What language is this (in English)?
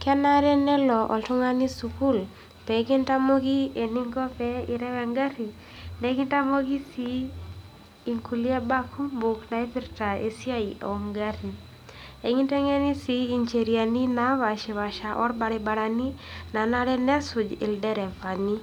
Masai